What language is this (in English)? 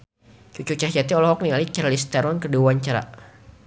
Sundanese